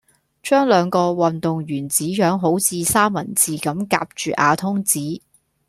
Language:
Cantonese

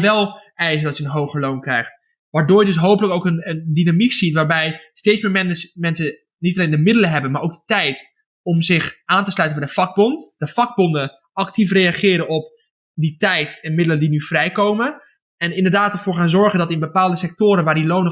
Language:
Dutch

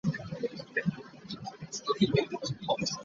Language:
Ganda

